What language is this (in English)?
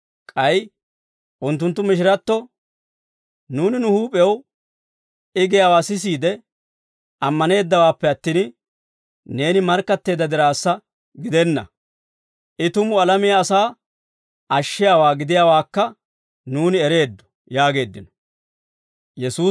Dawro